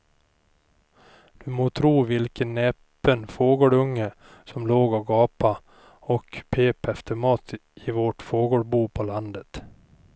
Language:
Swedish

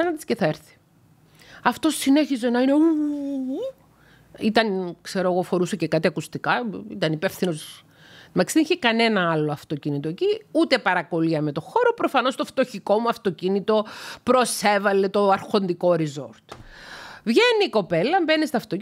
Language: Greek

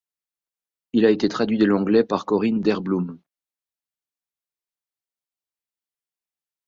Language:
French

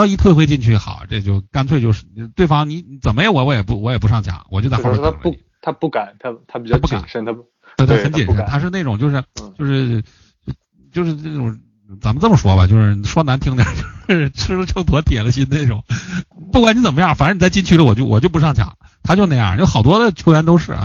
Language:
Chinese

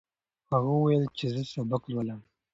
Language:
Pashto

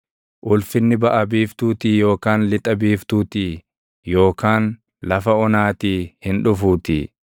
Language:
Oromo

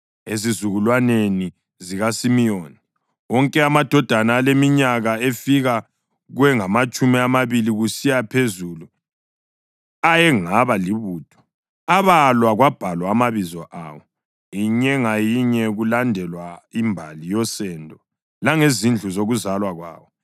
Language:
North Ndebele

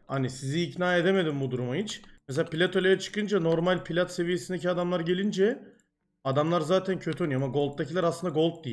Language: Turkish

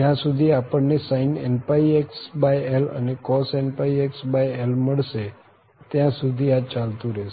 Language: Gujarati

